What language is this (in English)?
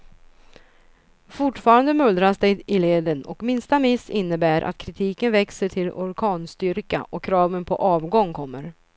Swedish